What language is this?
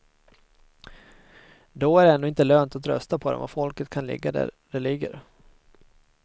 Swedish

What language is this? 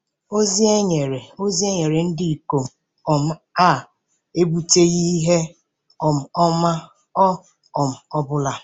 Igbo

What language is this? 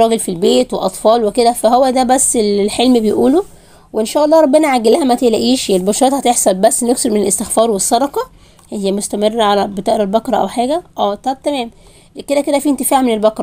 Arabic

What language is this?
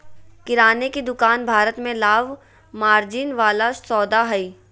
Magahi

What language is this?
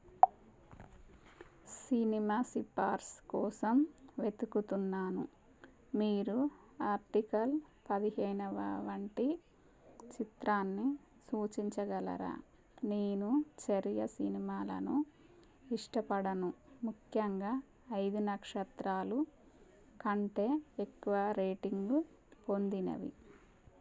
Telugu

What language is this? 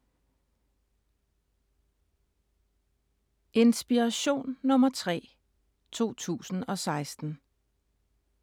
Danish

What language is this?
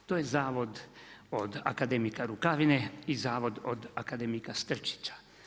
Croatian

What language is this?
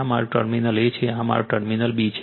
Gujarati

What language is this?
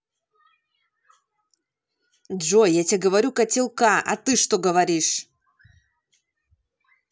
Russian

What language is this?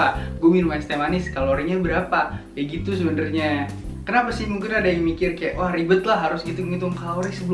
Indonesian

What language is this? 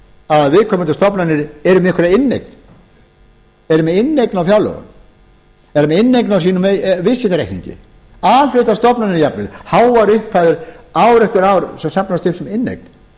Icelandic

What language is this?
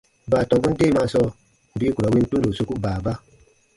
Baatonum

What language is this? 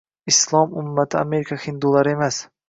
Uzbek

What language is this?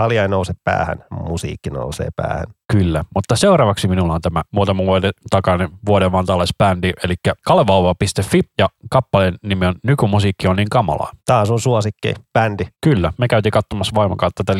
Finnish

